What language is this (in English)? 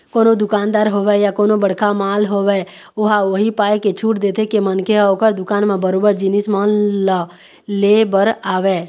Chhattisgarhi